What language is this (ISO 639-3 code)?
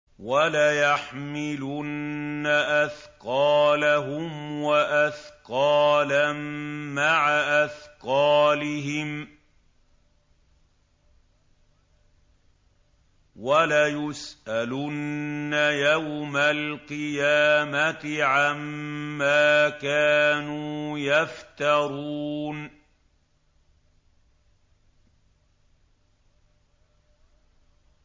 ara